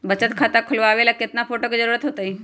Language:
Magahi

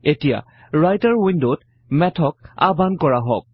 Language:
Assamese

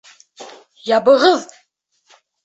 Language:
Bashkir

